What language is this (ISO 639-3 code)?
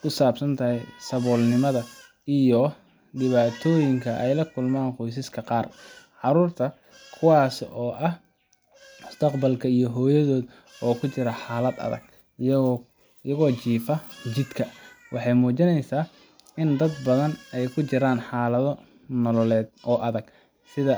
som